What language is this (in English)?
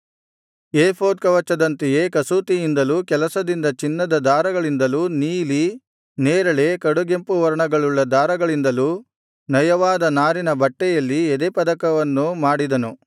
Kannada